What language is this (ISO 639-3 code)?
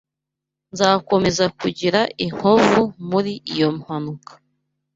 kin